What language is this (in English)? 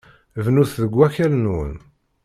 Kabyle